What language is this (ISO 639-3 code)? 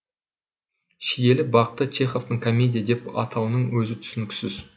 kaz